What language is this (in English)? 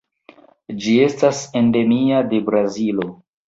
Esperanto